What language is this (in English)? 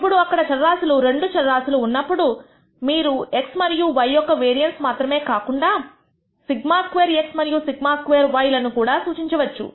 Telugu